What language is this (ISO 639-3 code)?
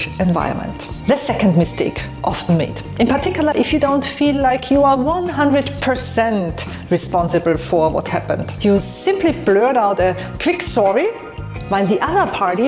eng